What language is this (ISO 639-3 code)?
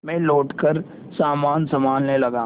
hin